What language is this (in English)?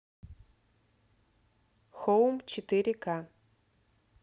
Russian